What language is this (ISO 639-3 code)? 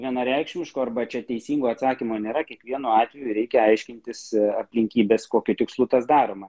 lit